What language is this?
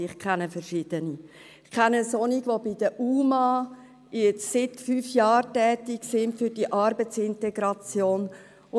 Swiss German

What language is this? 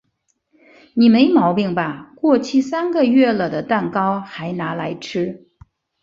Chinese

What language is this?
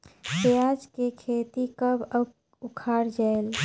Chhattisgarhi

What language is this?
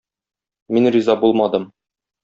Tatar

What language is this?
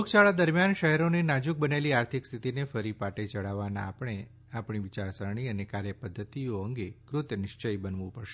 Gujarati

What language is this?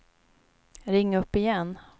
Swedish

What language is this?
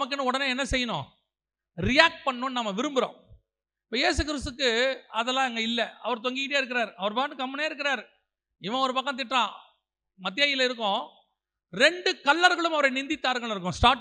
Tamil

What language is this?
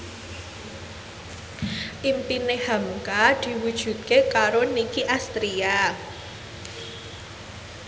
Javanese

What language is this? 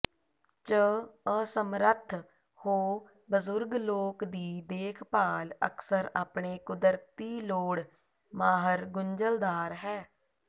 Punjabi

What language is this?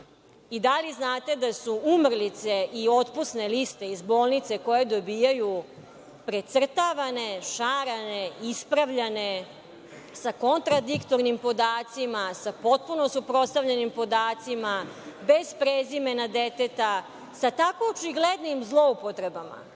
Serbian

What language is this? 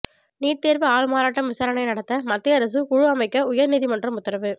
Tamil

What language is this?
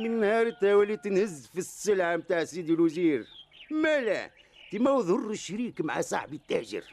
Arabic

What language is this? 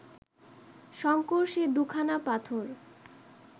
Bangla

